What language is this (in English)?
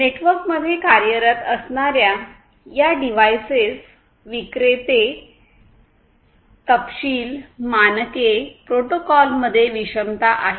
Marathi